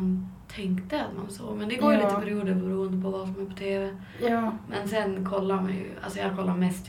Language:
Swedish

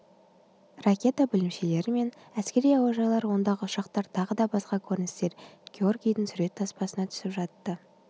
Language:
Kazakh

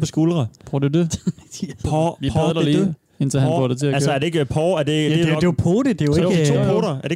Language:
Danish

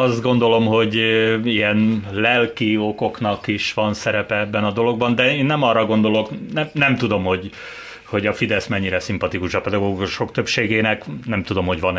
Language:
Hungarian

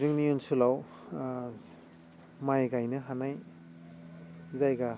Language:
Bodo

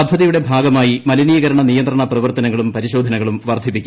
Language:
Malayalam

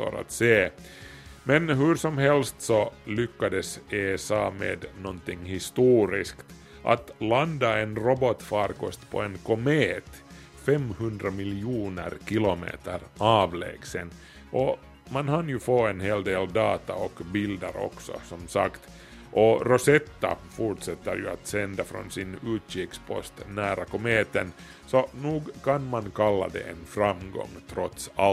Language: Swedish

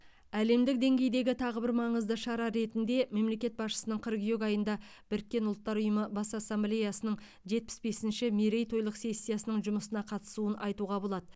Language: Kazakh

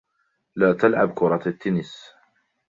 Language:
Arabic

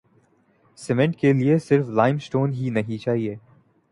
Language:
Urdu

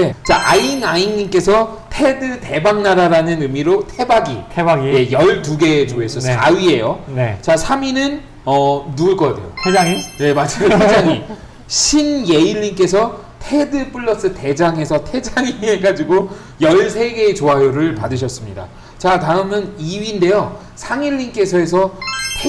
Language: Korean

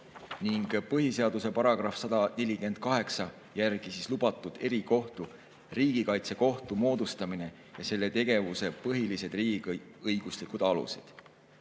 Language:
Estonian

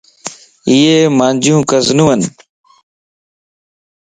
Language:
Lasi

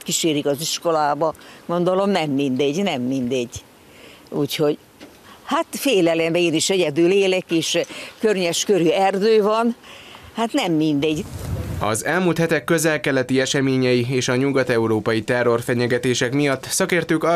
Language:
Hungarian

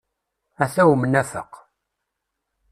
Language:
Kabyle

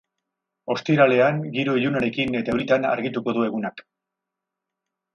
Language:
Basque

